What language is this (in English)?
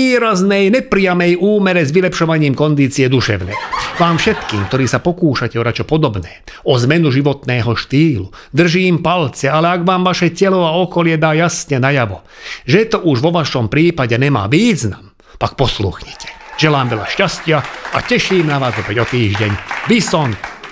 Slovak